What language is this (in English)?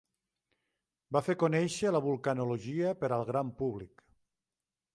Catalan